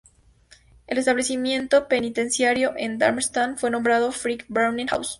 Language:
Spanish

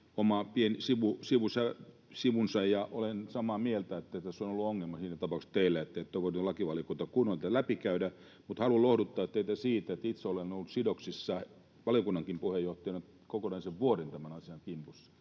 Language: Finnish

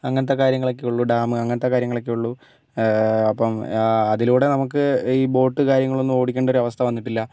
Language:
Malayalam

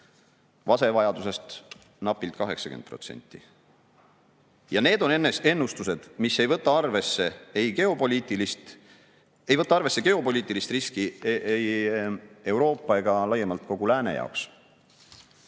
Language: Estonian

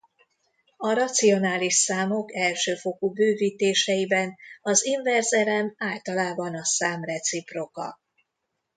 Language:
Hungarian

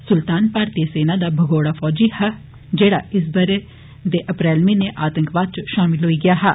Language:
Dogri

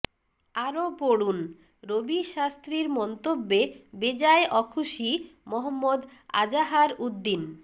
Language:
Bangla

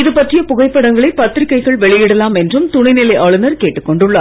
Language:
Tamil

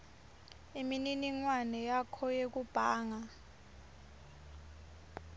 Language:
Swati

